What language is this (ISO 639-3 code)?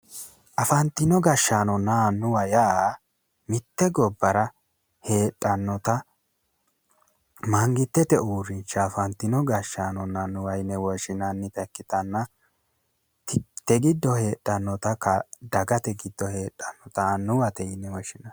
sid